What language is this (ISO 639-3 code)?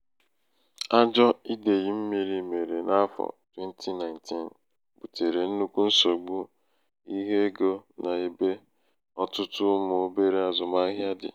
ibo